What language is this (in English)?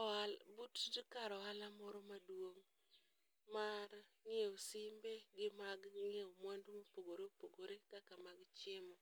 Luo (Kenya and Tanzania)